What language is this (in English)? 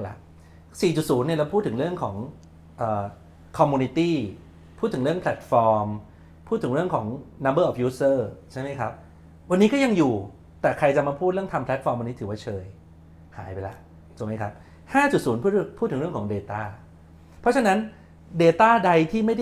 Thai